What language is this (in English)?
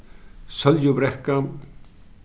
Faroese